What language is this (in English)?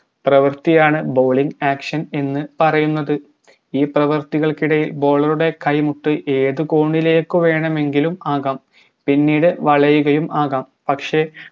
Malayalam